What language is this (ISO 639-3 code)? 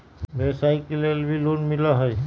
mag